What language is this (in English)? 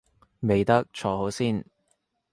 Cantonese